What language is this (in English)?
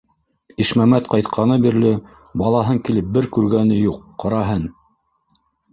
Bashkir